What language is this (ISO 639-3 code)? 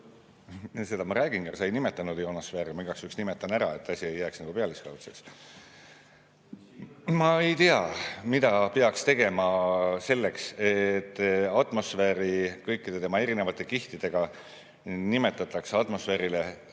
est